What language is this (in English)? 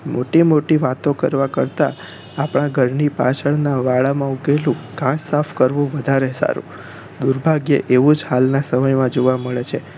Gujarati